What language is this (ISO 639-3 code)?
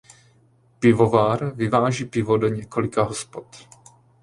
ces